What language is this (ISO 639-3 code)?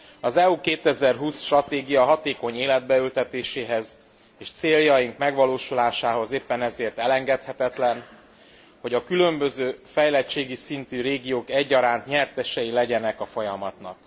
hun